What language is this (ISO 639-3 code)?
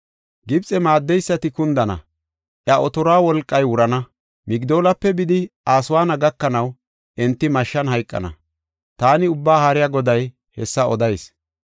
gof